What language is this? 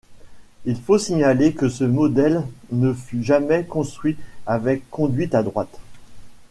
French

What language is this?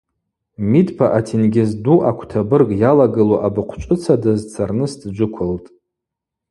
Abaza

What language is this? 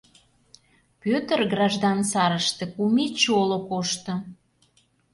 Mari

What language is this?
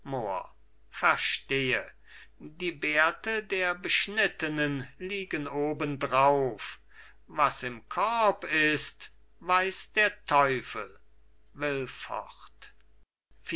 German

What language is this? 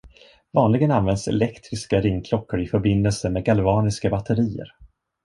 Swedish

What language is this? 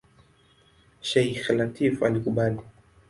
Swahili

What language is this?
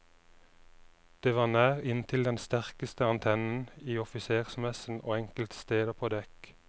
Norwegian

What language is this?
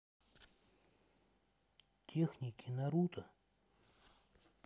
Russian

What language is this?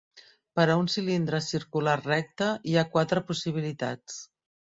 Catalan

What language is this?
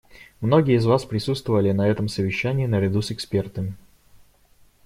Russian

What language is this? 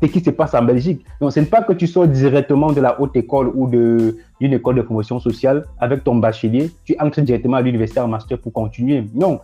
French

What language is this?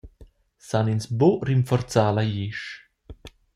Romansh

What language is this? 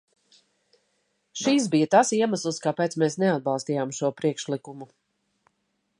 Latvian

